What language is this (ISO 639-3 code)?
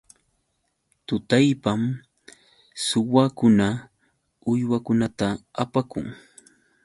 qux